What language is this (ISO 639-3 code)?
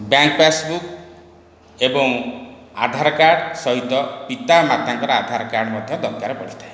ori